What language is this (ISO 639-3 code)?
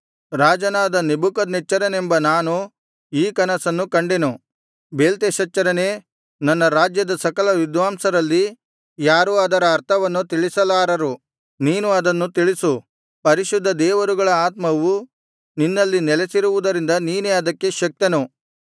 kan